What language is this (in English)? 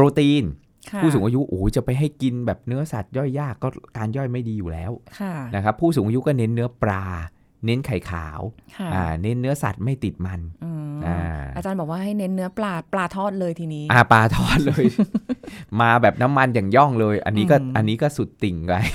Thai